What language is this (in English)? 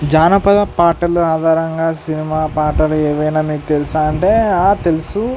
Telugu